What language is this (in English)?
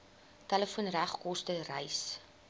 Afrikaans